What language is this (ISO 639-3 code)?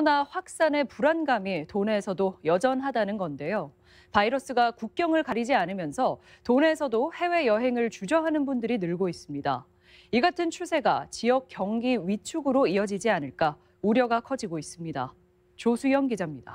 kor